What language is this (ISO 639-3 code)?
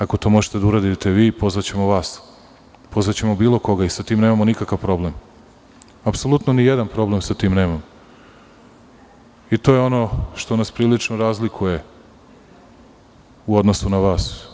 srp